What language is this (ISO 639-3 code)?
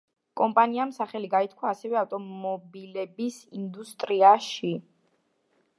kat